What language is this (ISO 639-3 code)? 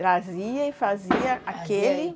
por